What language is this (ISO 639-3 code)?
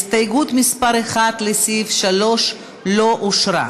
heb